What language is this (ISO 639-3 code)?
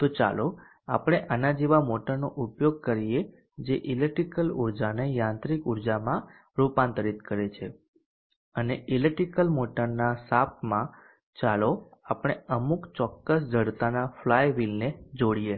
guj